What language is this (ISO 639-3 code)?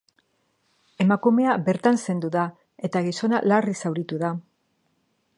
eus